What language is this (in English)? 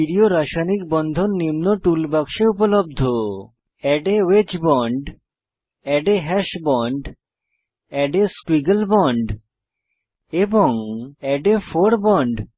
Bangla